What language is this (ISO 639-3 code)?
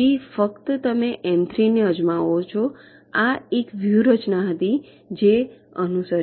guj